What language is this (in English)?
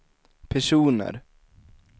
Swedish